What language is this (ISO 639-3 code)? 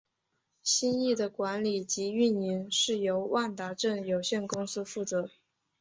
zho